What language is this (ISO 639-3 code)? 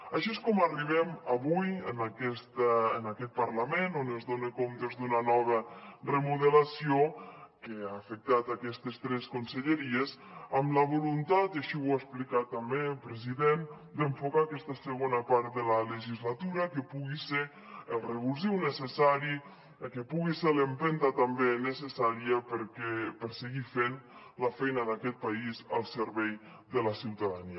cat